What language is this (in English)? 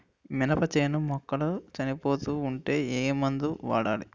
Telugu